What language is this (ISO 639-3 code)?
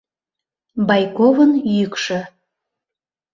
chm